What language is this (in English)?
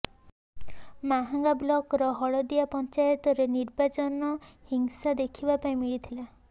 Odia